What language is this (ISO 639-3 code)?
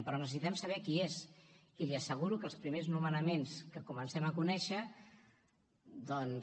cat